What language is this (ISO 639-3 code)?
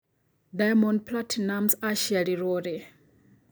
kik